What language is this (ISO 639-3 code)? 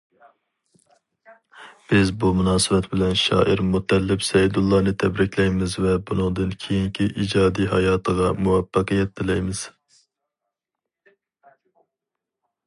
uig